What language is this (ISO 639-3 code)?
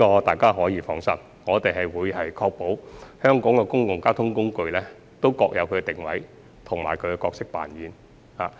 yue